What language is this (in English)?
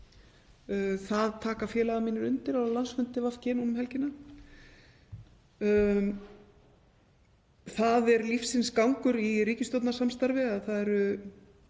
Icelandic